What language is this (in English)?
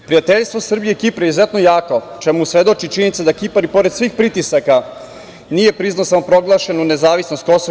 Serbian